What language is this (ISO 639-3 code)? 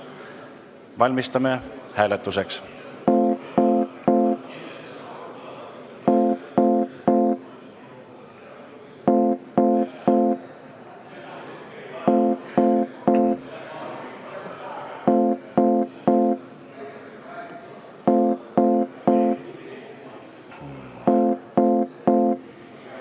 est